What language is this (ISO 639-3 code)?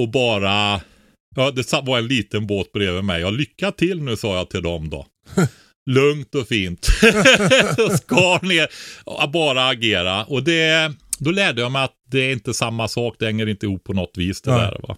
swe